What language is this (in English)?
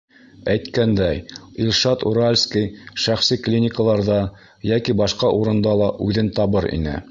Bashkir